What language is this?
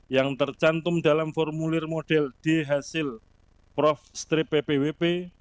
Indonesian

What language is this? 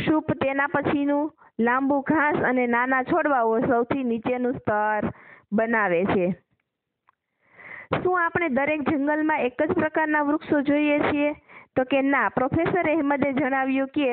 Indonesian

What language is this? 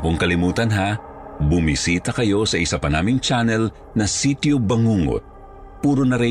Filipino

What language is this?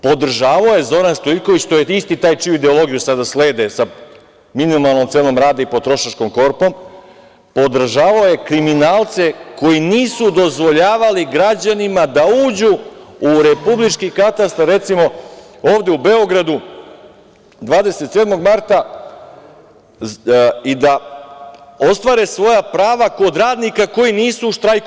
Serbian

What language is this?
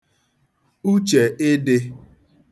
Igbo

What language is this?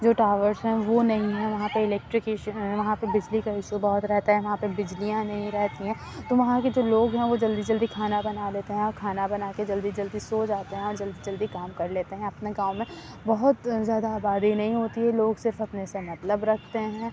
Urdu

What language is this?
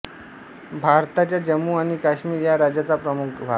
Marathi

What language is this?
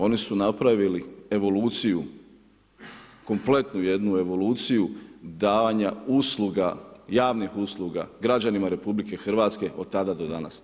Croatian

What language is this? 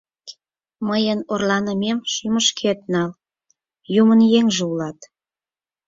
Mari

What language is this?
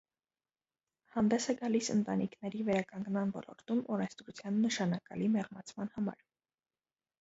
Armenian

